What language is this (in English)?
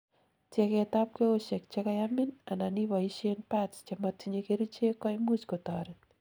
Kalenjin